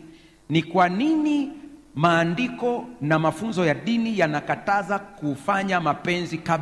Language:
Swahili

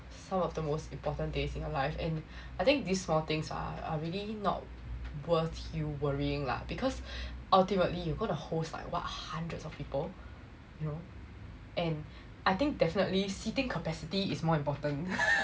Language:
English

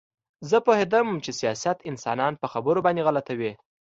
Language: Pashto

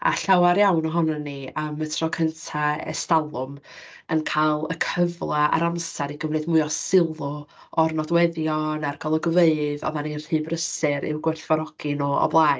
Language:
Welsh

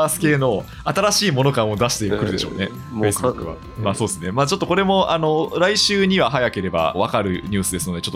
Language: Japanese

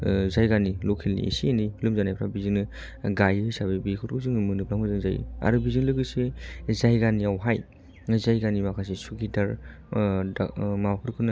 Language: Bodo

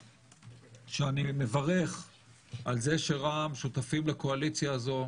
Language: Hebrew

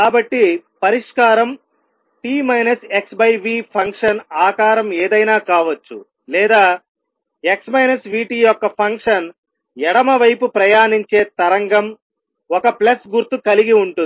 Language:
Telugu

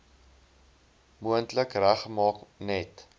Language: Afrikaans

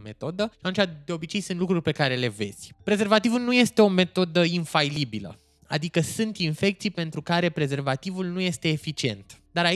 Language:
Romanian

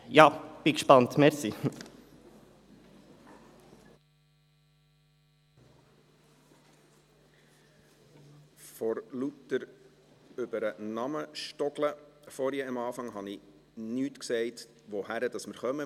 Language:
Swiss German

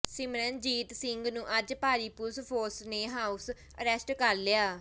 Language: Punjabi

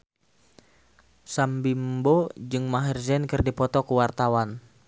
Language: Sundanese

